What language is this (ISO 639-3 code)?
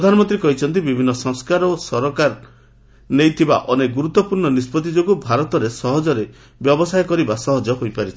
ori